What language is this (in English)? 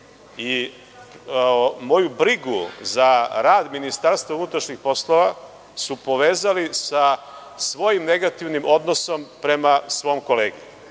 Serbian